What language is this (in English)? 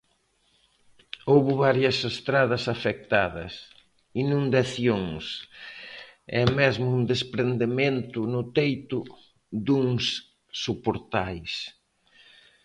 Galician